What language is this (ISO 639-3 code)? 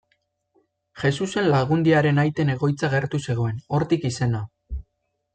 eus